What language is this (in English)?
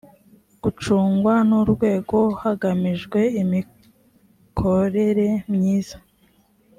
Kinyarwanda